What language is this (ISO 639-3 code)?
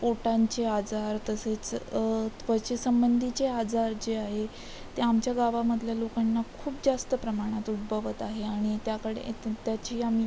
mar